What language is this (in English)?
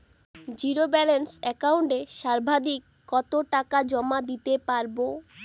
Bangla